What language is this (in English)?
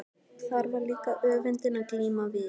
Icelandic